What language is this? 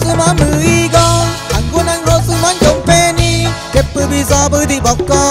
Spanish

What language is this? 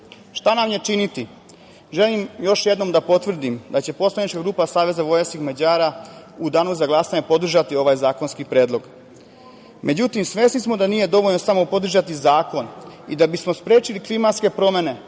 Serbian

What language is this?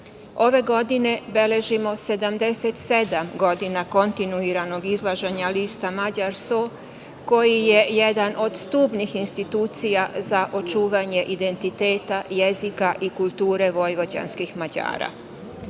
Serbian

